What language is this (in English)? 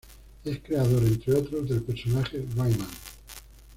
Spanish